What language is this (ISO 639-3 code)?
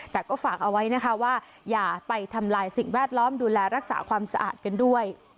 tha